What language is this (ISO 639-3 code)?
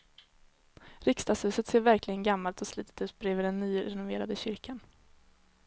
swe